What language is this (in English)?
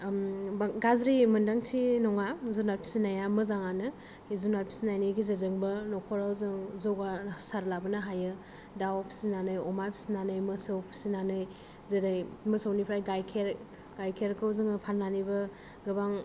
Bodo